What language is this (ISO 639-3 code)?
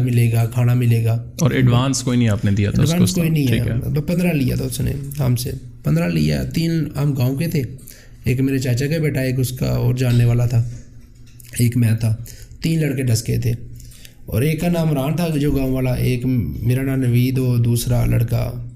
urd